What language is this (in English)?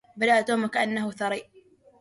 Arabic